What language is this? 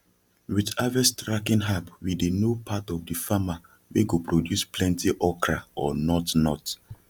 Nigerian Pidgin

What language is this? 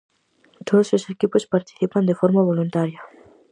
Galician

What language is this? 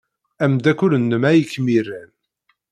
Kabyle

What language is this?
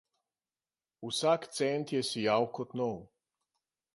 Slovenian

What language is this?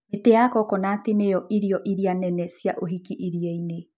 Kikuyu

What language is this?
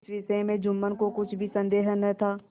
Hindi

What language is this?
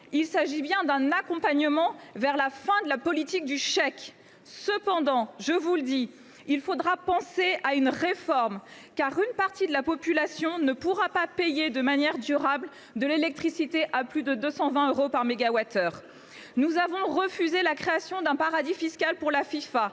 French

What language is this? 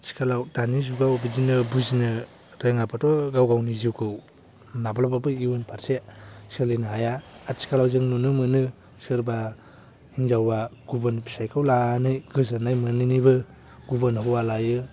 Bodo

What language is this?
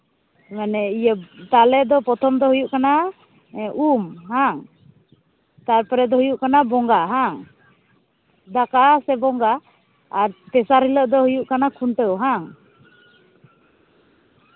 Santali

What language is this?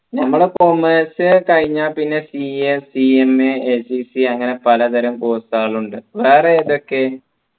Malayalam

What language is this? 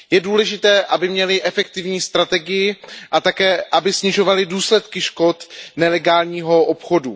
Czech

